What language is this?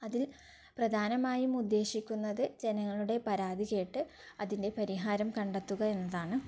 Malayalam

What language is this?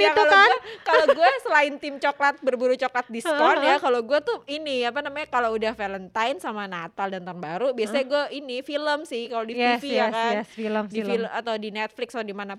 Indonesian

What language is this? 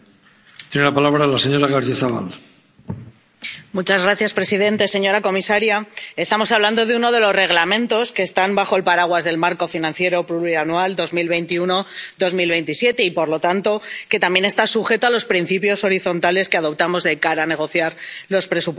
Spanish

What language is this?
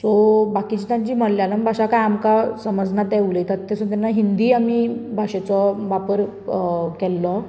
Konkani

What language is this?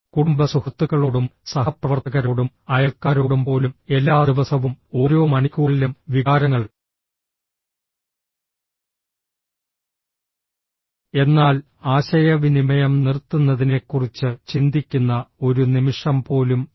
Malayalam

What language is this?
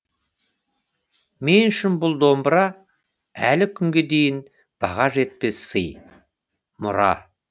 Kazakh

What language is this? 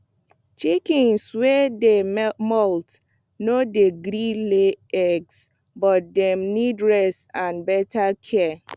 Nigerian Pidgin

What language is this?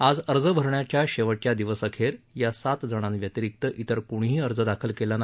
Marathi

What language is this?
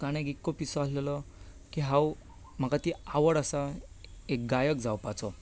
Konkani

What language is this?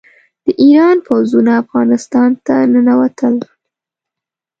Pashto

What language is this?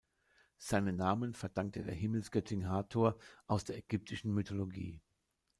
German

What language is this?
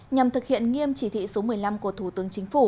Vietnamese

